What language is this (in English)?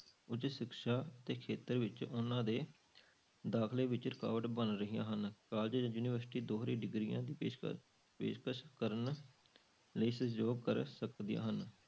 Punjabi